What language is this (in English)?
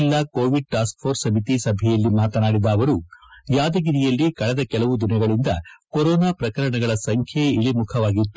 Kannada